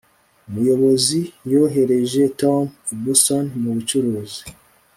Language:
Kinyarwanda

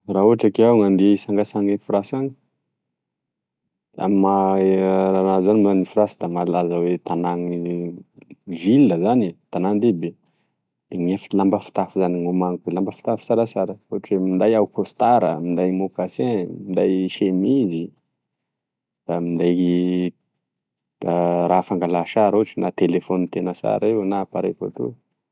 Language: Tesaka Malagasy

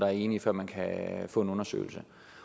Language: Danish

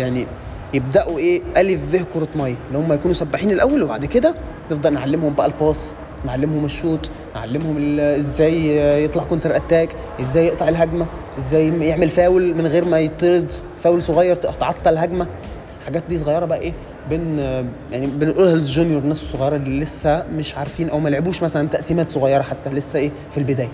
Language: Arabic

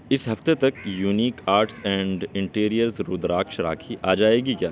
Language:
Urdu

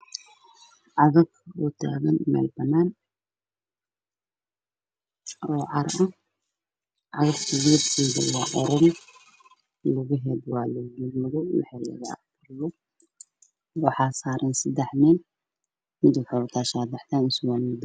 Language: Somali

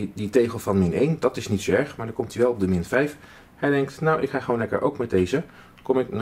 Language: Dutch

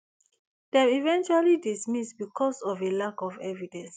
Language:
Nigerian Pidgin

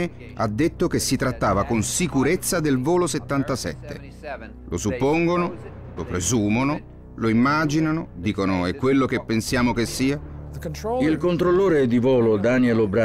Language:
Italian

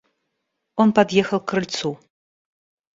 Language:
Russian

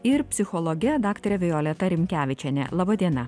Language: Lithuanian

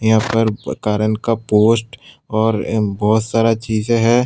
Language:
Hindi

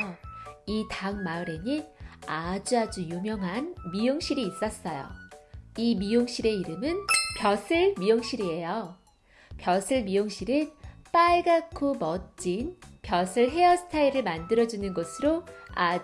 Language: Korean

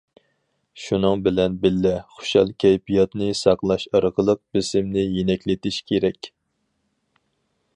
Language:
Uyghur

